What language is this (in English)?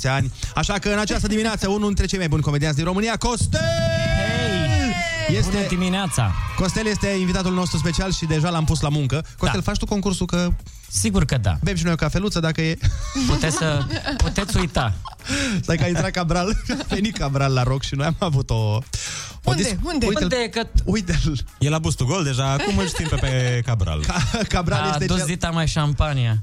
Romanian